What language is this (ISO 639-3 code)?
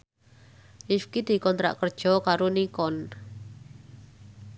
jav